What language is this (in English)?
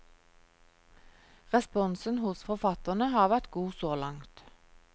Norwegian